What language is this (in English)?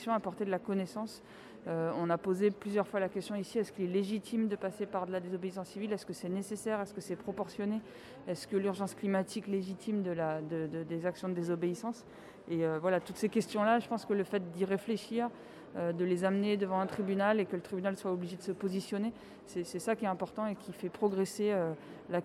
French